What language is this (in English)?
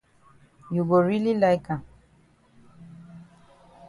Cameroon Pidgin